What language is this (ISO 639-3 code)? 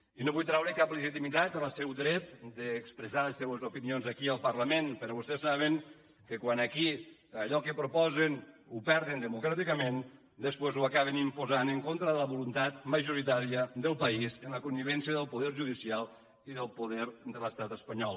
cat